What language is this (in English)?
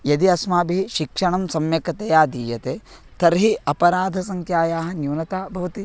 Sanskrit